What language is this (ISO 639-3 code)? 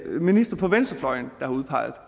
dan